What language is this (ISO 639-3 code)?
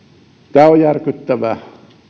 fin